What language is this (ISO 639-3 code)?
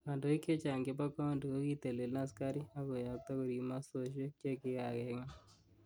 kln